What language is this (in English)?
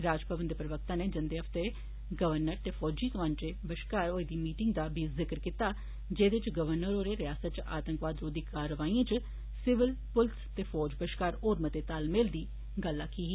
Dogri